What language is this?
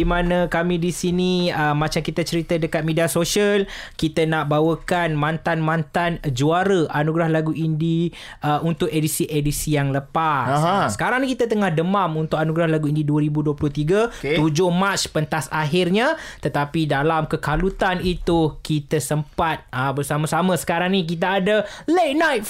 Malay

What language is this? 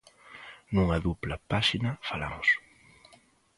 Galician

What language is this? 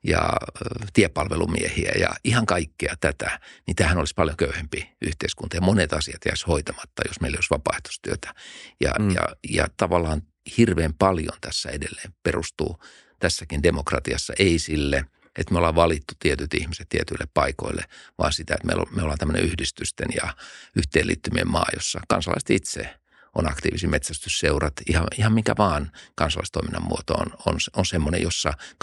Finnish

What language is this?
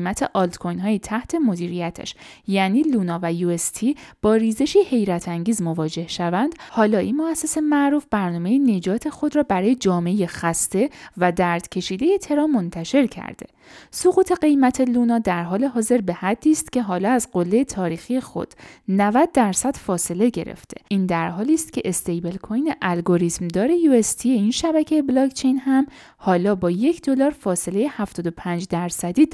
Persian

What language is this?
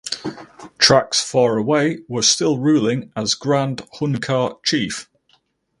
English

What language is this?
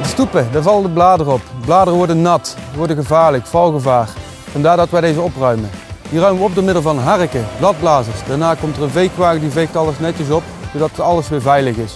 Dutch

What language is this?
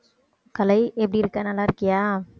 Tamil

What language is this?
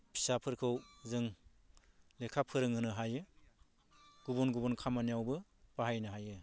Bodo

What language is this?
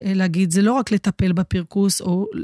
Hebrew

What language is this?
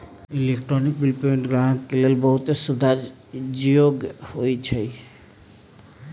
Magahi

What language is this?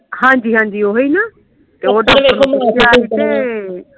Punjabi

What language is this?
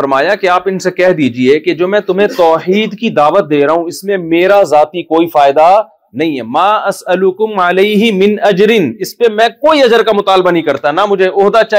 Urdu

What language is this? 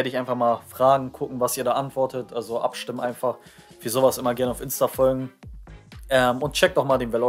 German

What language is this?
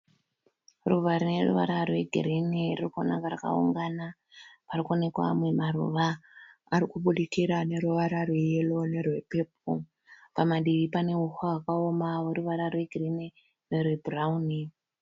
Shona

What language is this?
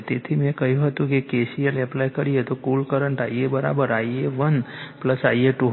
Gujarati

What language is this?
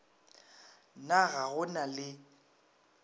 Northern Sotho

